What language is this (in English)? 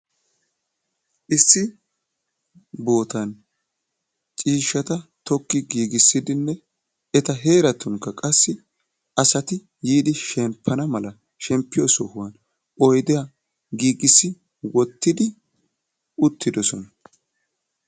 Wolaytta